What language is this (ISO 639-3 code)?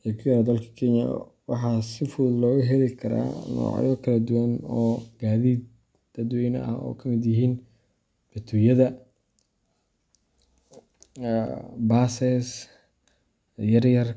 som